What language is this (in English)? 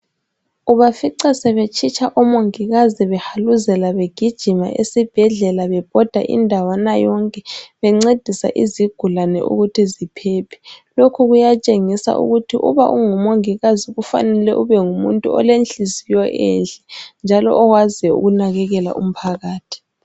North Ndebele